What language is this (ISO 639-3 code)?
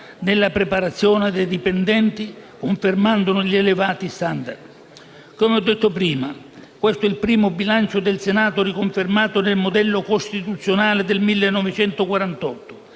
ita